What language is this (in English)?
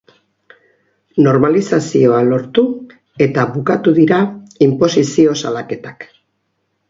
Basque